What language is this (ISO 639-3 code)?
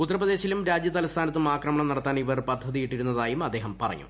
mal